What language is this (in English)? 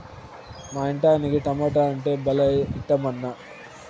Telugu